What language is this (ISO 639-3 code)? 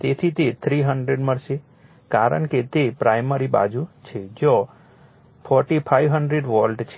guj